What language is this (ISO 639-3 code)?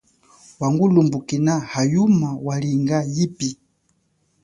cjk